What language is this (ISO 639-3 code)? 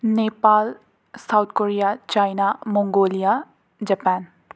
mni